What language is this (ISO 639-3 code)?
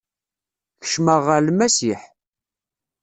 kab